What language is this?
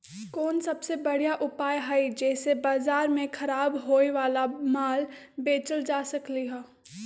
Magahi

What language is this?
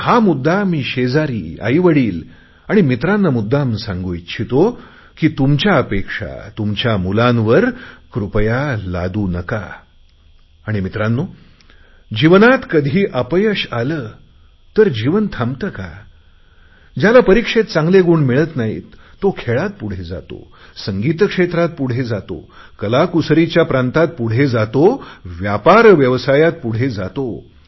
Marathi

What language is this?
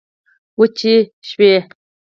Pashto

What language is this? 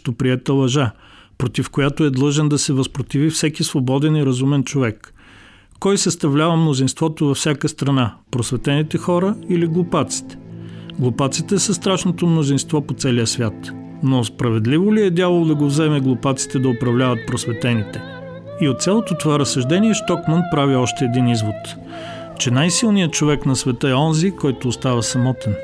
Bulgarian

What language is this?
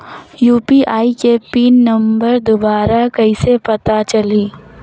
Chhattisgarhi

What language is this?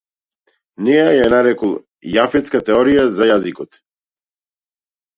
Macedonian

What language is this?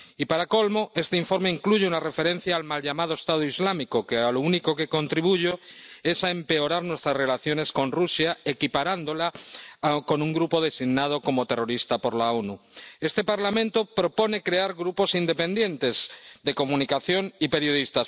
Spanish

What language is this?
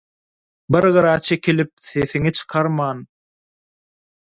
Turkmen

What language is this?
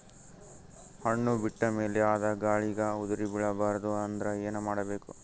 Kannada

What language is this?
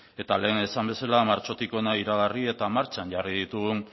Basque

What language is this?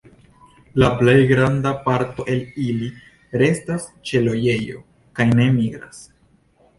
Esperanto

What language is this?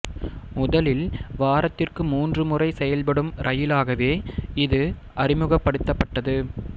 Tamil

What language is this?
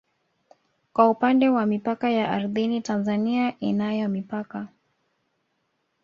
Swahili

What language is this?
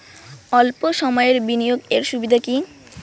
Bangla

